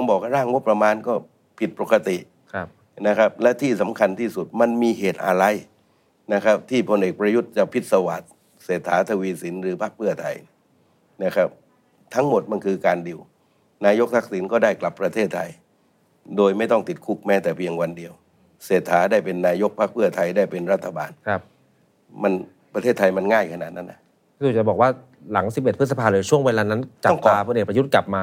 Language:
Thai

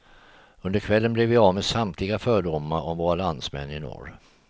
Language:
Swedish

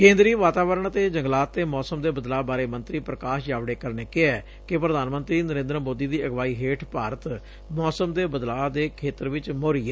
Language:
Punjabi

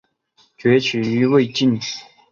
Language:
Chinese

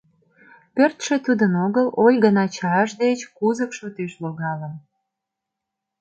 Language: Mari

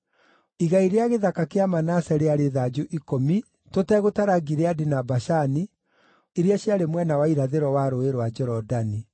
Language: Kikuyu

